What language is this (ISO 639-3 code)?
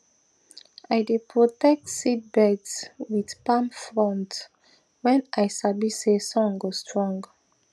pcm